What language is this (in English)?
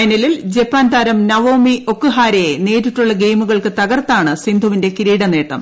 Malayalam